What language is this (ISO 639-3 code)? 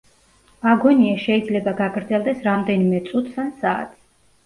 kat